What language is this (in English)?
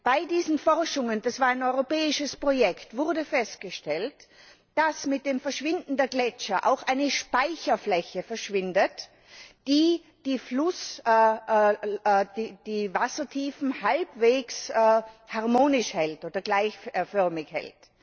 German